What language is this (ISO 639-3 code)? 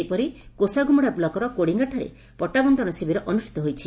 ori